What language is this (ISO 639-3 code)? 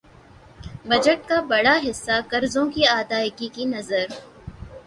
urd